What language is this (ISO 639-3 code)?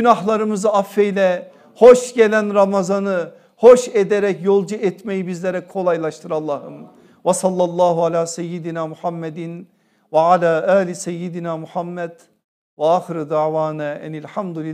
tur